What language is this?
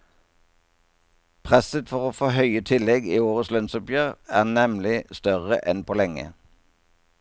Norwegian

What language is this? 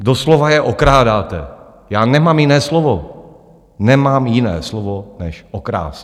Czech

